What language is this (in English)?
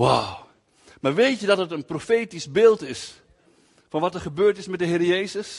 Dutch